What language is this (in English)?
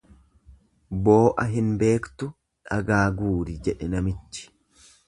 Oromo